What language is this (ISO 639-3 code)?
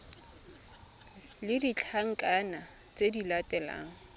tsn